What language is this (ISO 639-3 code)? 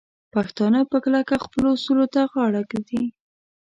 pus